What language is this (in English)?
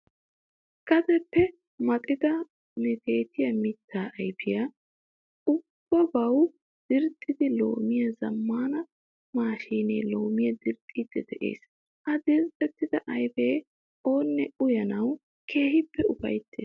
Wolaytta